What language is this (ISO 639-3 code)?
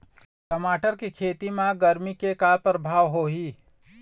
hne